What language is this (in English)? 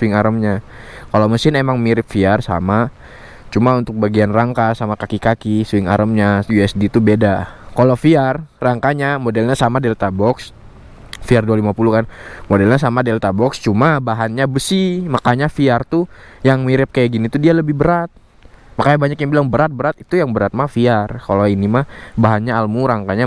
Indonesian